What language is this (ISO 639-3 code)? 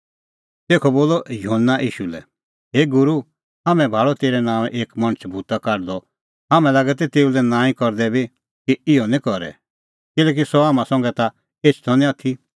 kfx